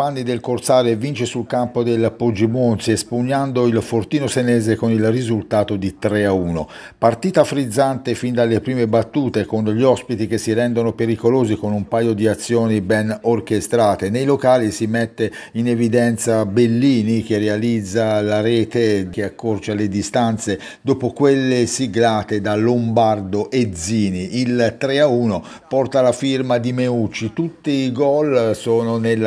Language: Italian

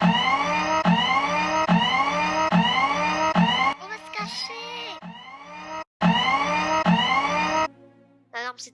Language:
French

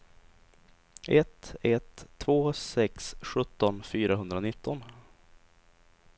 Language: Swedish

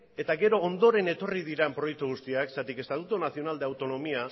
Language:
Basque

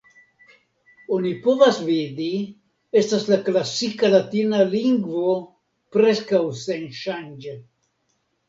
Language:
Esperanto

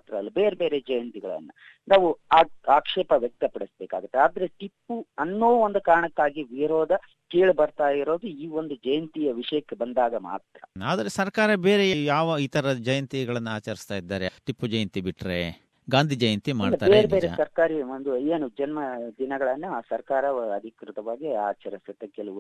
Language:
Kannada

